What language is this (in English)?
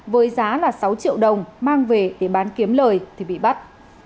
Vietnamese